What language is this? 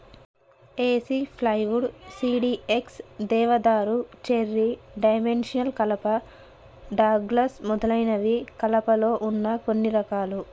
Telugu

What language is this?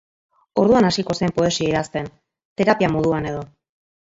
Basque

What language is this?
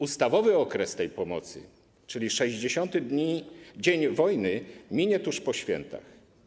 Polish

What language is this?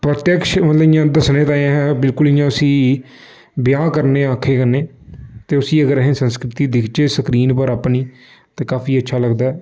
Dogri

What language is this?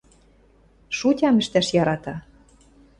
Western Mari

